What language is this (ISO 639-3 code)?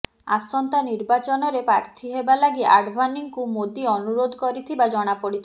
ori